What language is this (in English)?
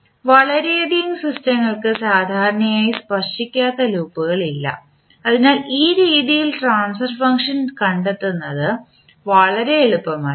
Malayalam